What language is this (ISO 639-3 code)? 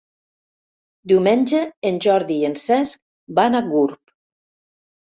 cat